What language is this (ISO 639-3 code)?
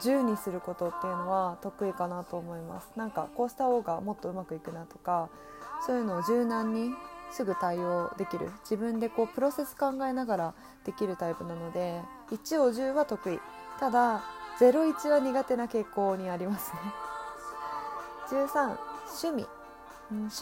jpn